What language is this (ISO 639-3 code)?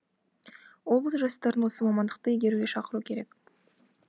kaz